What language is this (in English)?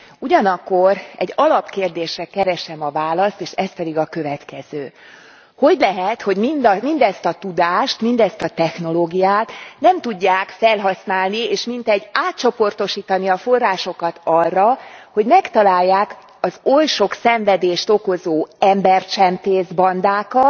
Hungarian